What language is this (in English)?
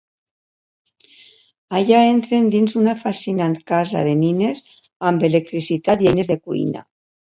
Catalan